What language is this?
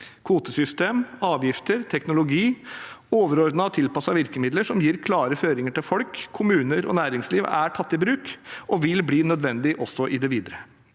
Norwegian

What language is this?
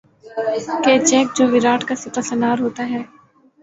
Urdu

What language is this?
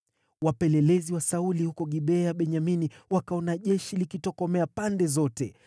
Swahili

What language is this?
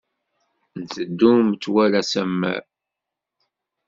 Kabyle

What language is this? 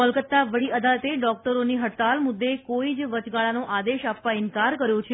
Gujarati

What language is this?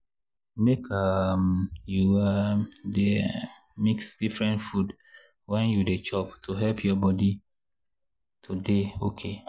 Nigerian Pidgin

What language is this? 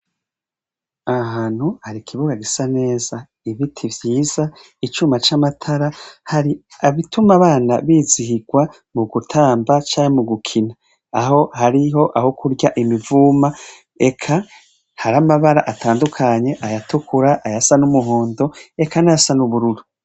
Rundi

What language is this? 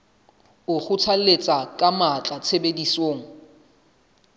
Southern Sotho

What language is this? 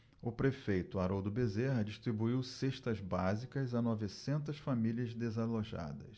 Portuguese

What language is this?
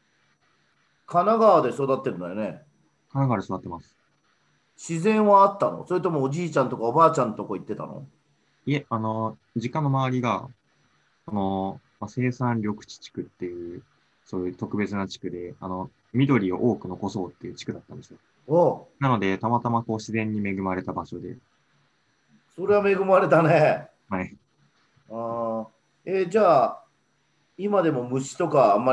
Japanese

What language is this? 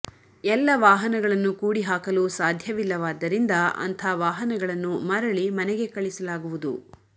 Kannada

